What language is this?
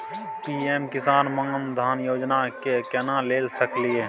Maithili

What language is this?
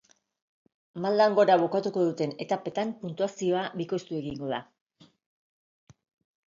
Basque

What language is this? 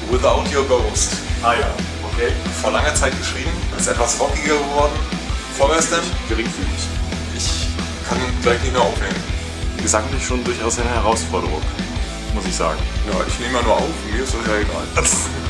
German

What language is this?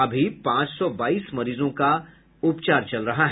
Hindi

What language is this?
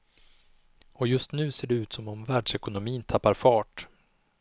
Swedish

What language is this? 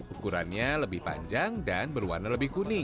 Indonesian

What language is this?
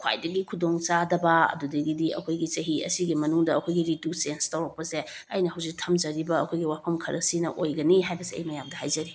Manipuri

